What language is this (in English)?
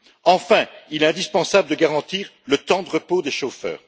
French